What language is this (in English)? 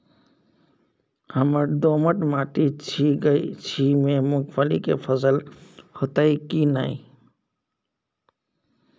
Maithili